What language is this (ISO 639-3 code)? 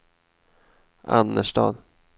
swe